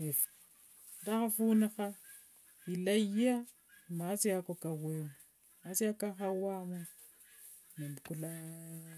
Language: Wanga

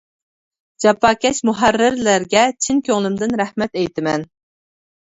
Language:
Uyghur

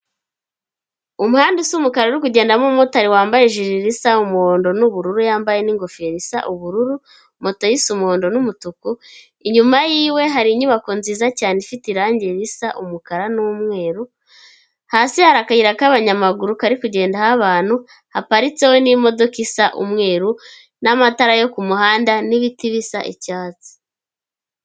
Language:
Kinyarwanda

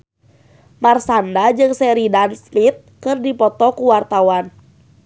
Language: Sundanese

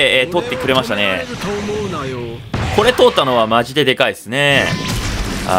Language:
Japanese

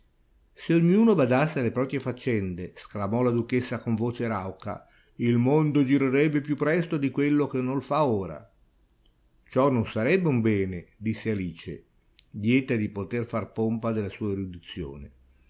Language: Italian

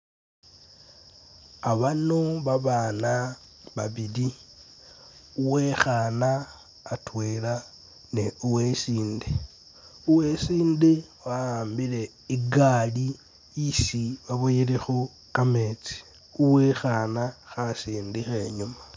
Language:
Masaaba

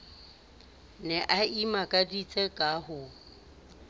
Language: Southern Sotho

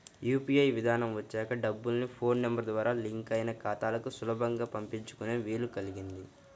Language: Telugu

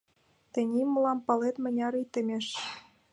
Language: Mari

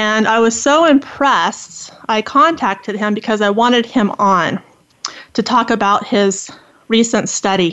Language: English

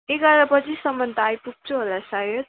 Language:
Nepali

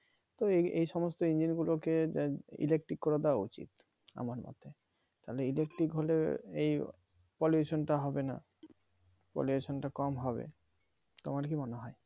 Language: Bangla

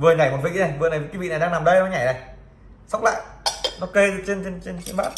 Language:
Vietnamese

